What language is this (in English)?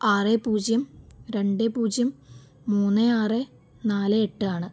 Malayalam